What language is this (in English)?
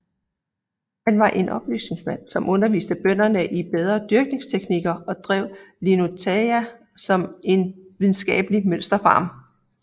Danish